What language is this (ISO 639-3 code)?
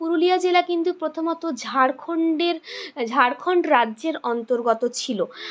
ben